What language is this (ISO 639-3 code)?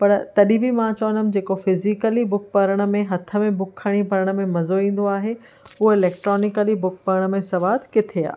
snd